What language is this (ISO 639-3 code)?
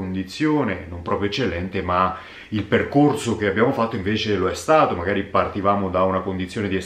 ita